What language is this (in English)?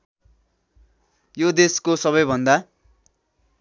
Nepali